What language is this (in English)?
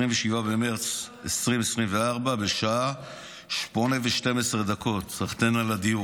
Hebrew